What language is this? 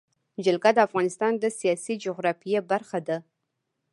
Pashto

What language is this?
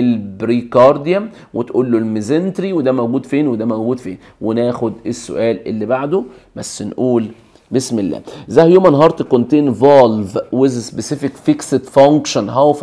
Arabic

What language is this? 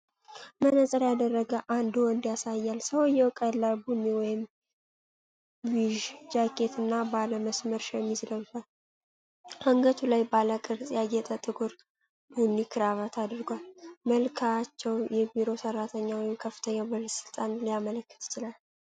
Amharic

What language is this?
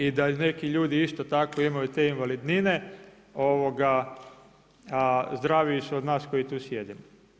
Croatian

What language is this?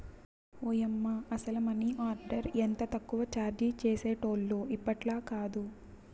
Telugu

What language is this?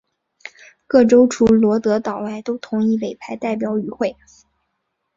Chinese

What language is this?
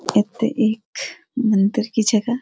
Garhwali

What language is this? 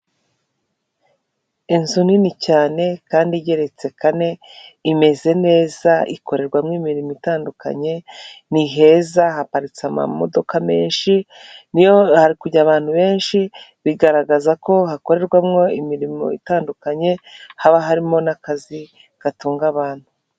Kinyarwanda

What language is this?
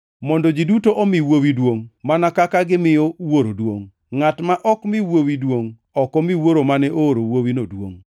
Luo (Kenya and Tanzania)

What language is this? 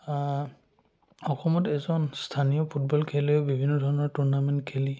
Assamese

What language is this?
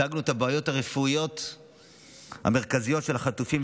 Hebrew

